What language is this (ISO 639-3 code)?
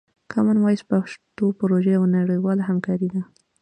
pus